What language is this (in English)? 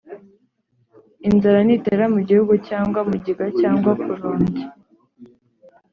Kinyarwanda